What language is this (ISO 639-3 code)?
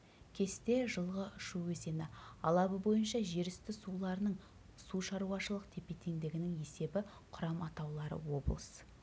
kaz